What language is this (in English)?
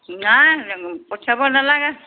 Assamese